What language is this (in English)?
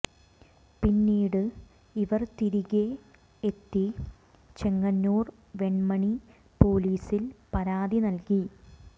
Malayalam